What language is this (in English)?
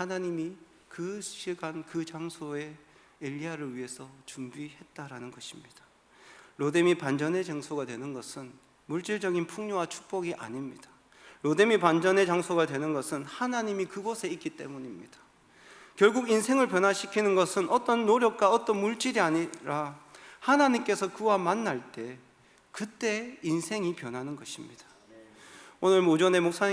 Korean